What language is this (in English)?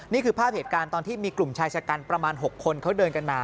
Thai